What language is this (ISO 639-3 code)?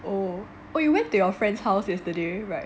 eng